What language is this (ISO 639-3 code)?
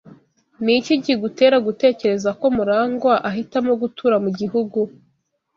kin